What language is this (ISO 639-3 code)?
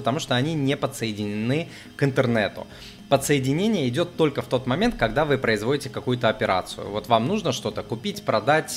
rus